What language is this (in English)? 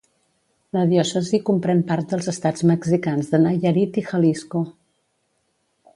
Catalan